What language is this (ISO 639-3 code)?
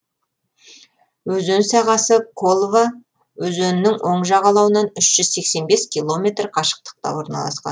kaz